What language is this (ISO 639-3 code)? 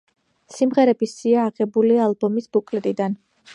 kat